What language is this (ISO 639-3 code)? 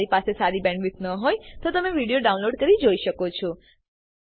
guj